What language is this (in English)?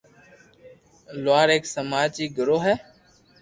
Loarki